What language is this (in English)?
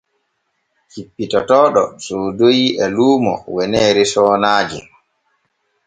Borgu Fulfulde